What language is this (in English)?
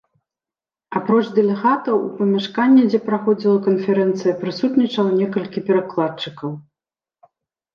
Belarusian